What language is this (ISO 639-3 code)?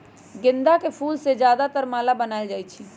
mag